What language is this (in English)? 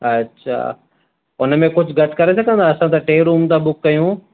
Sindhi